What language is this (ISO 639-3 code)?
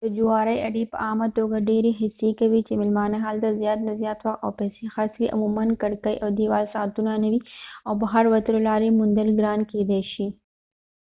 pus